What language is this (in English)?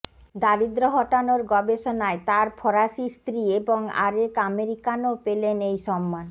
Bangla